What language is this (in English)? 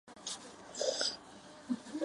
Chinese